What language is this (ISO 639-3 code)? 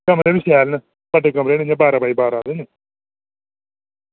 doi